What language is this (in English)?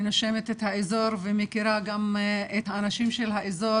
Hebrew